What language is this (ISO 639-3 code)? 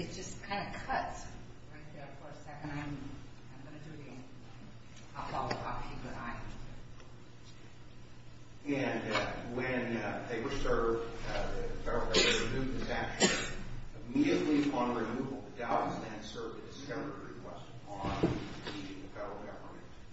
eng